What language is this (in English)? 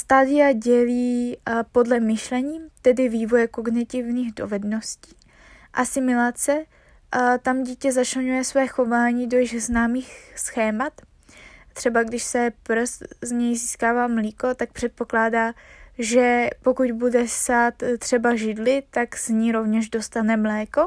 Czech